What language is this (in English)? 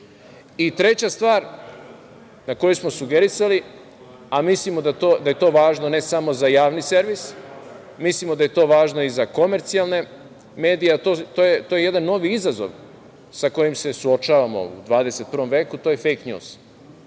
Serbian